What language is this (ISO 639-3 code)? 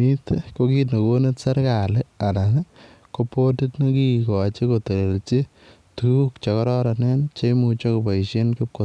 kln